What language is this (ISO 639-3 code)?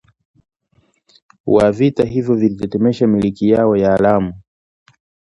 swa